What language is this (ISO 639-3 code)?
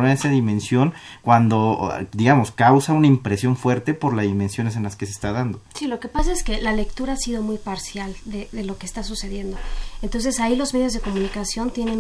spa